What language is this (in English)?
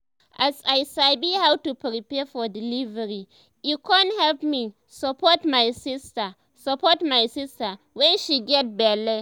Nigerian Pidgin